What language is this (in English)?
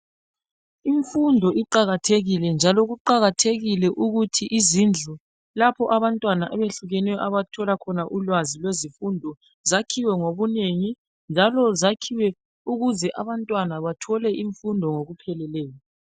North Ndebele